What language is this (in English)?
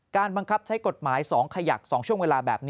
Thai